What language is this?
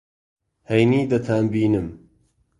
Central Kurdish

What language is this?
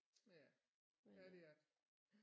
Danish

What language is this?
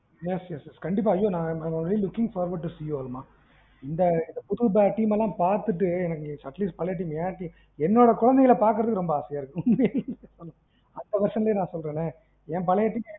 Tamil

